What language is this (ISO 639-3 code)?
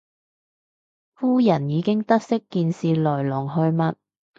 yue